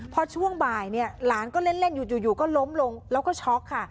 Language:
Thai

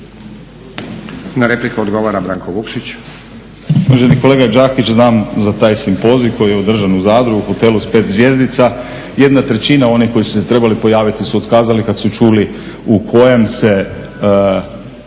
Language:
Croatian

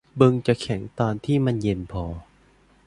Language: Thai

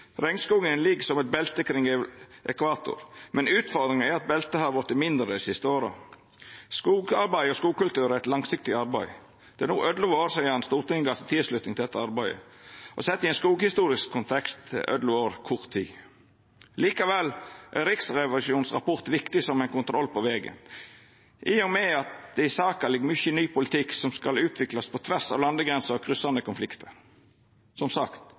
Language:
Norwegian Nynorsk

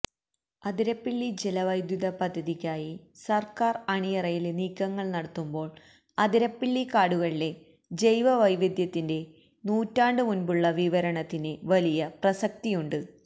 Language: Malayalam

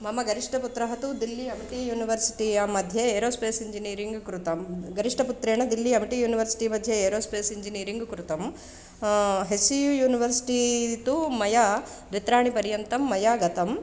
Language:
Sanskrit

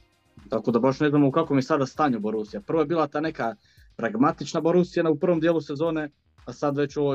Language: Croatian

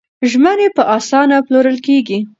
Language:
Pashto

